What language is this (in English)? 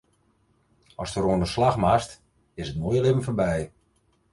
Western Frisian